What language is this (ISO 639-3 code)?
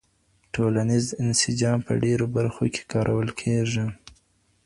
pus